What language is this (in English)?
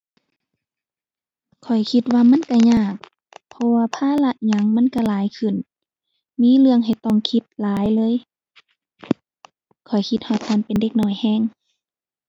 Thai